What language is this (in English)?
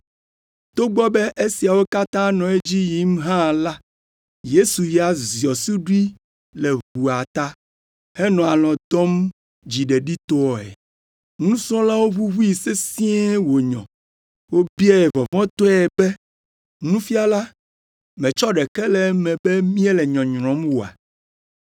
Ewe